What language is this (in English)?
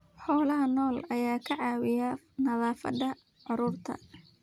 Somali